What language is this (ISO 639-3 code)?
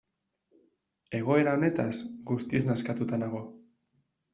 eus